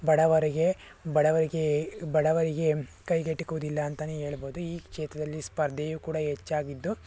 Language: Kannada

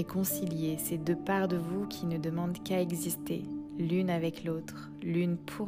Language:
French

